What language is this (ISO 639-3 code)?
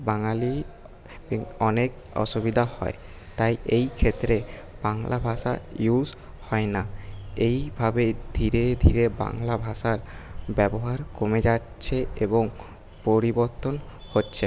ben